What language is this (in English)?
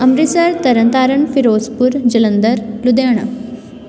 Punjabi